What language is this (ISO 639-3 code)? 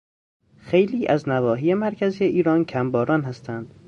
fas